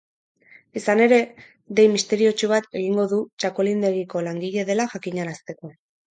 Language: Basque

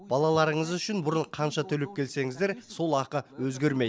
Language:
Kazakh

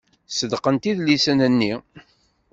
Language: Kabyle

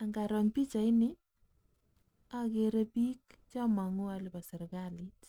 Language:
Kalenjin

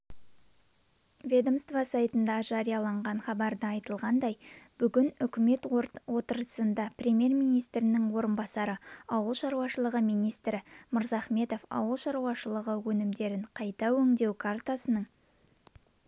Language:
Kazakh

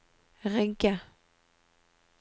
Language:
Norwegian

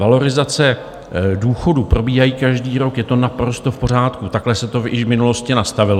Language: Czech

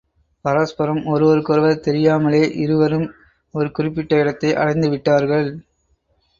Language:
Tamil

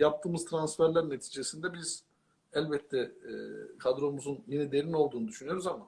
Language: Turkish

